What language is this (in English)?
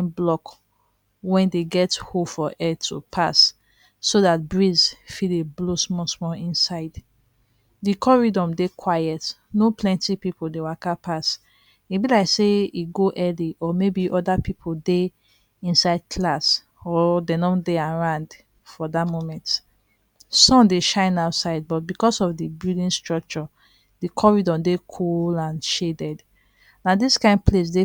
Nigerian Pidgin